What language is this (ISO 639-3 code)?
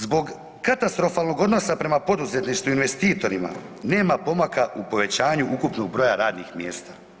hrv